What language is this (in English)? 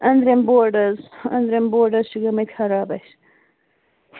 Kashmiri